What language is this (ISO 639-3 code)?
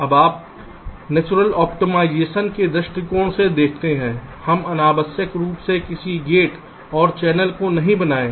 hin